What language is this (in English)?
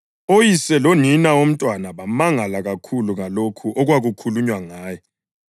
North Ndebele